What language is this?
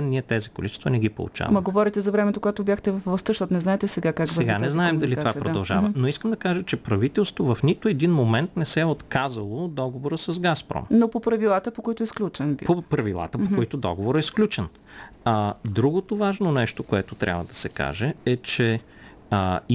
Bulgarian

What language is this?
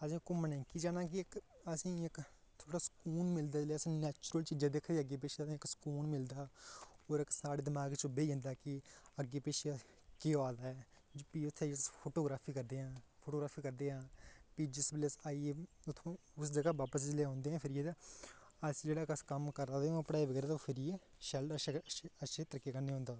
Dogri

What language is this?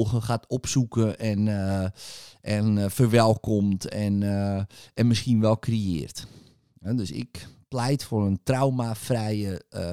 Dutch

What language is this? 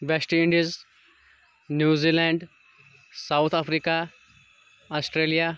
Kashmiri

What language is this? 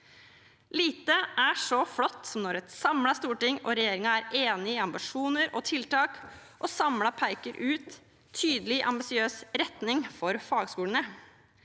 Norwegian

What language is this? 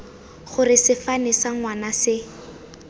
Tswana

